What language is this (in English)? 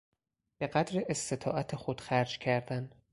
Persian